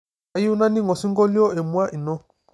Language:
Masai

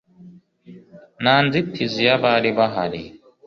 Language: Kinyarwanda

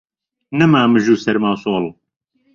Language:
Central Kurdish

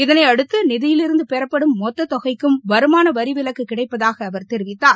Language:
Tamil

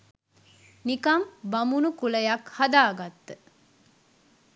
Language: Sinhala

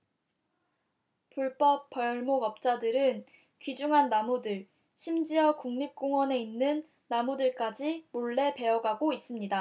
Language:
Korean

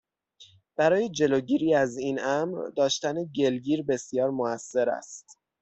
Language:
Persian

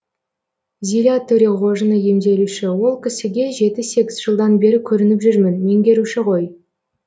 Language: Kazakh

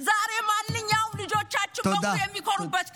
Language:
Hebrew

